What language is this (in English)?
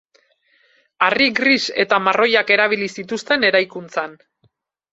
Basque